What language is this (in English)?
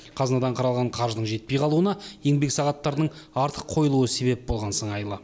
Kazakh